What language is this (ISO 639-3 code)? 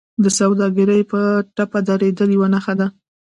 pus